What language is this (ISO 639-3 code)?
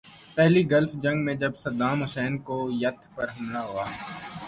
urd